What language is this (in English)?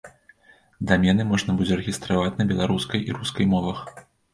Belarusian